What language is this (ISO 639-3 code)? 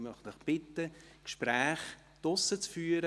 gsw